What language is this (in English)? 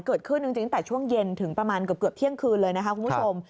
Thai